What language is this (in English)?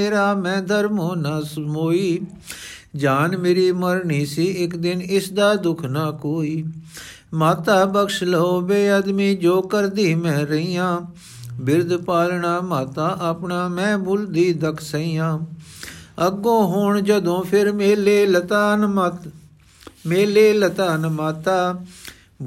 Punjabi